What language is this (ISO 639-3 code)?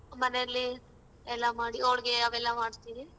kan